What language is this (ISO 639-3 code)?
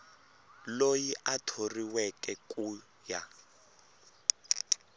tso